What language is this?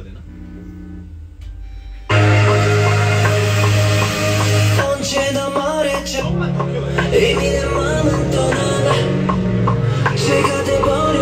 Korean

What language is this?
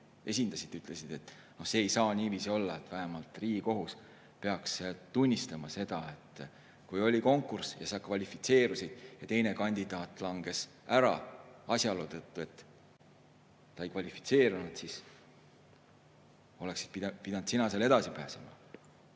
Estonian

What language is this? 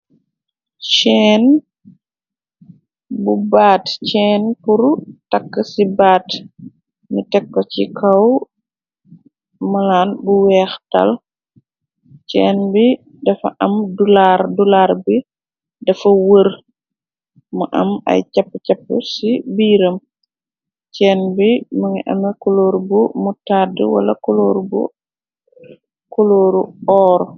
Wolof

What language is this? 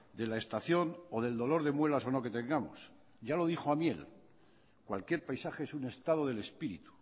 Spanish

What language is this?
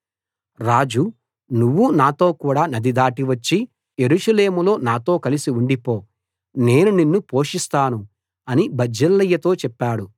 Telugu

